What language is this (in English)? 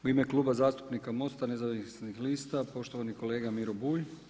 Croatian